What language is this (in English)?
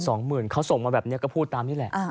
Thai